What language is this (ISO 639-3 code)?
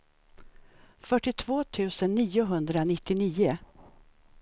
swe